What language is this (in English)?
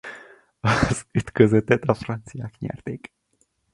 Hungarian